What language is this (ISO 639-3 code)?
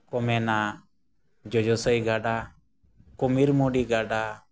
sat